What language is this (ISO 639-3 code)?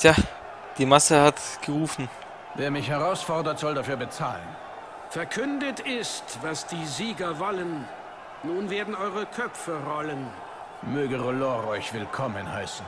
deu